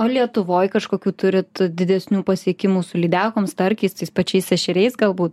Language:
Lithuanian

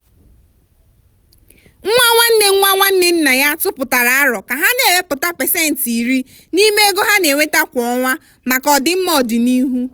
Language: Igbo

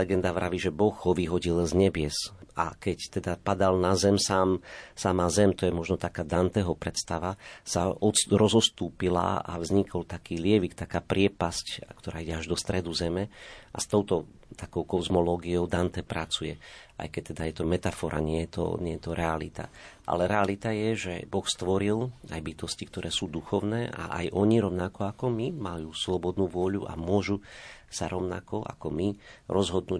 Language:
Slovak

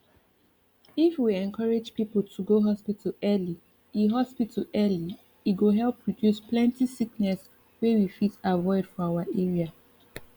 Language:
Nigerian Pidgin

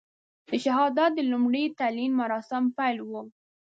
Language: Pashto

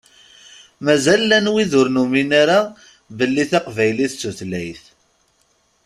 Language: Kabyle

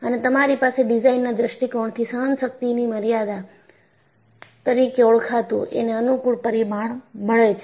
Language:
Gujarati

